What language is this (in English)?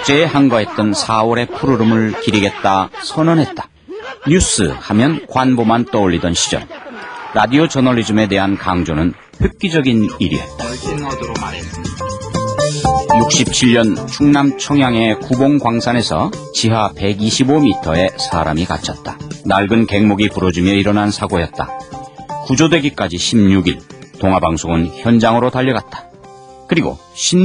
Korean